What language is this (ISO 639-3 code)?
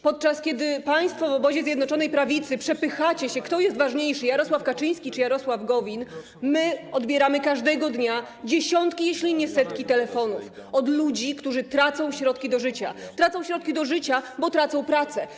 pol